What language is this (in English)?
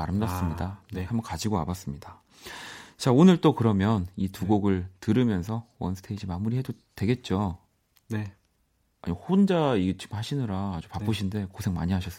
Korean